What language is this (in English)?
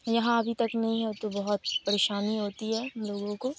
Urdu